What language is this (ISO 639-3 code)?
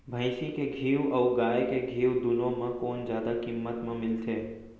hne